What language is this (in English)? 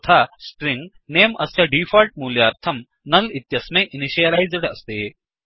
Sanskrit